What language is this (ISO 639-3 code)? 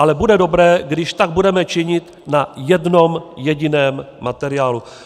ces